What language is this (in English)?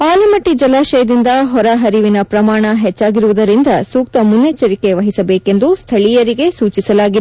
Kannada